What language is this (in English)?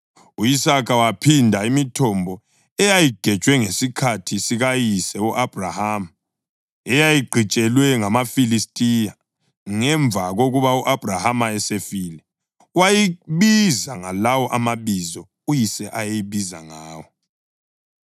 North Ndebele